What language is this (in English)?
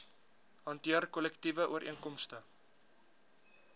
Afrikaans